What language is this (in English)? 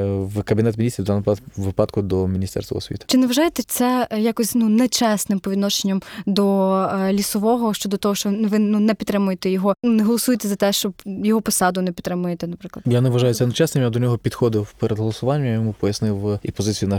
Ukrainian